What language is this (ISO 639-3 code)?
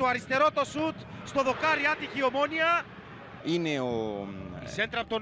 ell